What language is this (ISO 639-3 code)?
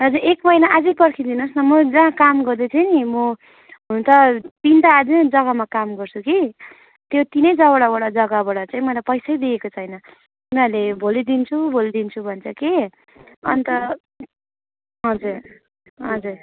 nep